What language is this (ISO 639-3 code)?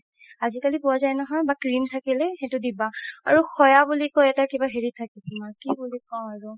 asm